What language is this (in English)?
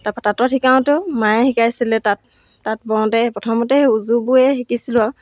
Assamese